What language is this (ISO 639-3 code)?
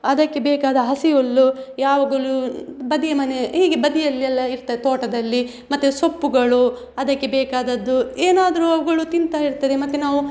kan